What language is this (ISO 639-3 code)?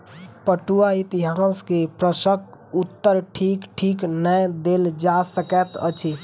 mai